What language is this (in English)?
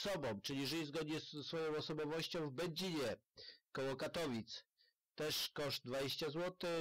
Polish